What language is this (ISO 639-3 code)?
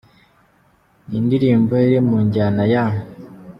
kin